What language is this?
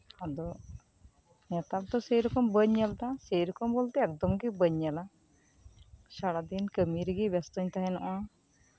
Santali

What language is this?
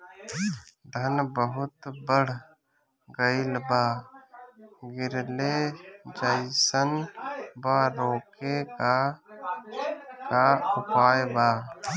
Bhojpuri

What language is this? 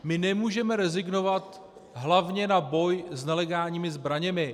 Czech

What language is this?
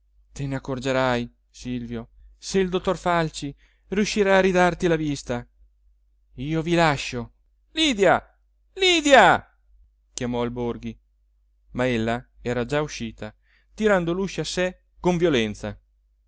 Italian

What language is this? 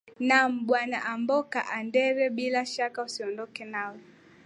Swahili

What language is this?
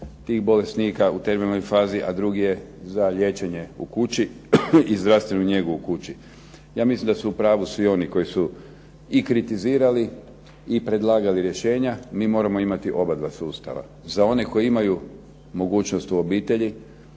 Croatian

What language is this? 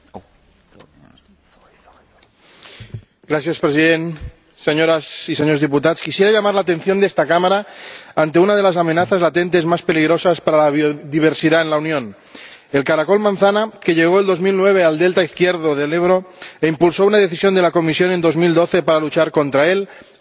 Spanish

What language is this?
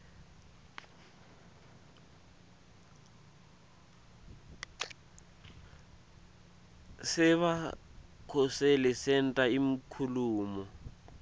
Swati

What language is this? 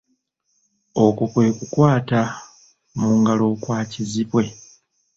Ganda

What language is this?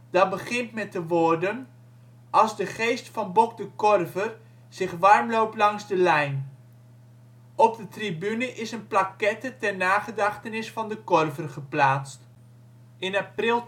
Dutch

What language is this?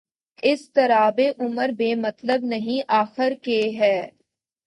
Urdu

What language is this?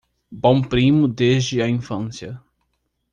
Portuguese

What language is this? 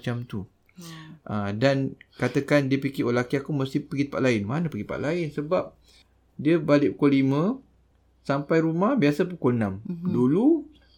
Malay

